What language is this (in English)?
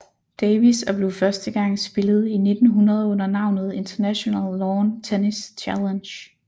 Danish